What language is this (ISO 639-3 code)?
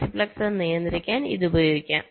mal